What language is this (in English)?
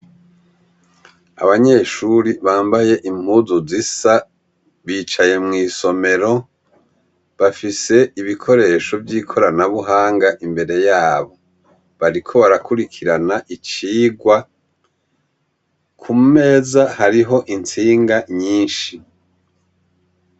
Rundi